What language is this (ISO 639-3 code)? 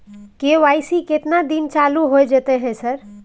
mai